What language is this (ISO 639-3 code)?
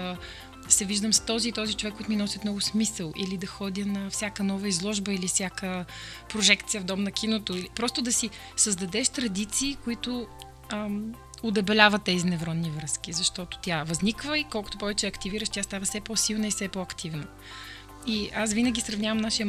bul